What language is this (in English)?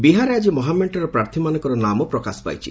Odia